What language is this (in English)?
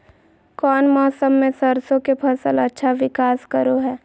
Magahi